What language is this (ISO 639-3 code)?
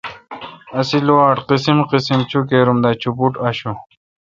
xka